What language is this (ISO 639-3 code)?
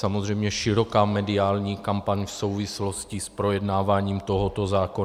ces